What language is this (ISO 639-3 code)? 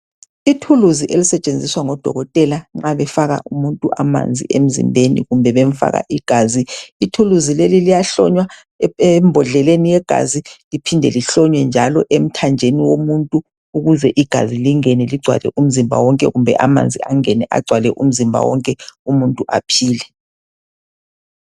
nde